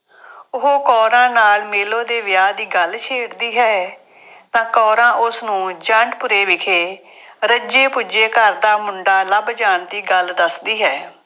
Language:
Punjabi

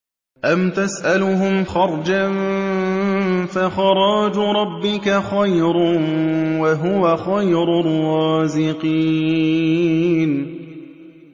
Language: Arabic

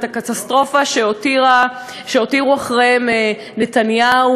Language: Hebrew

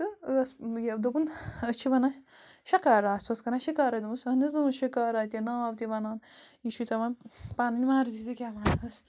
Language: Kashmiri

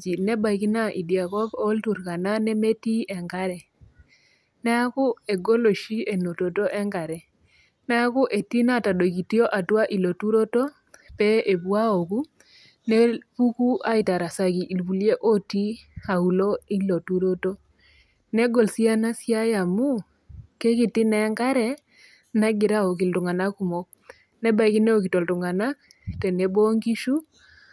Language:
Masai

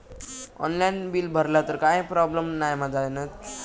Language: Marathi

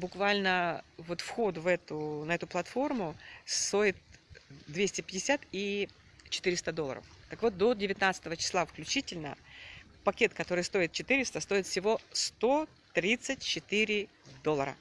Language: Russian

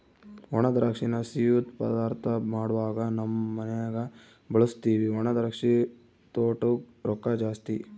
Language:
Kannada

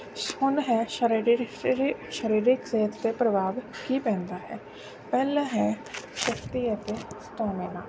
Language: Punjabi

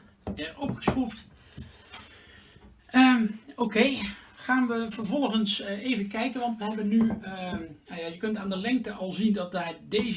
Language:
Dutch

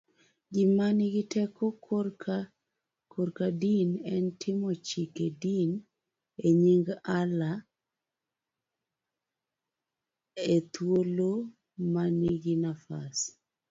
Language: Luo (Kenya and Tanzania)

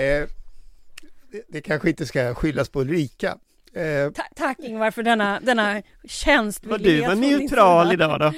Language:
Swedish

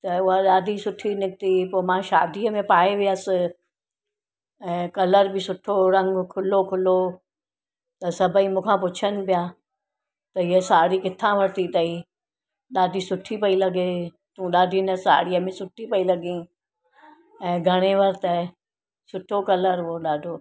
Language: Sindhi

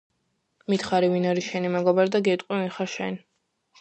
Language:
Georgian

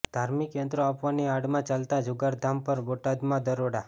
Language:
Gujarati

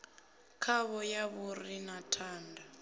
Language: Venda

